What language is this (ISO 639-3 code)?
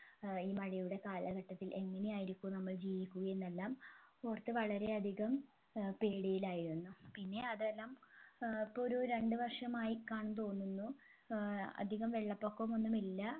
mal